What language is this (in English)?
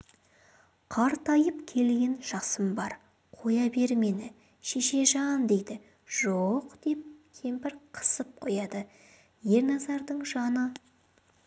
Kazakh